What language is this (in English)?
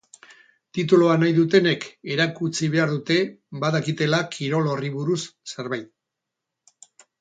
Basque